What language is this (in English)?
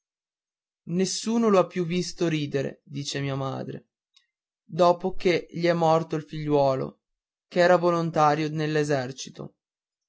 Italian